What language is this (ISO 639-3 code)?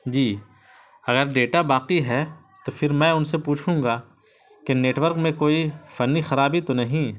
urd